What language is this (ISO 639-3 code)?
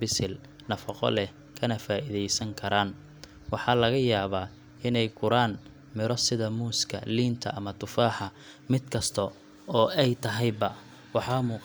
som